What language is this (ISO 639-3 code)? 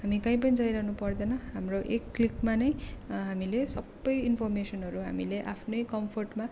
nep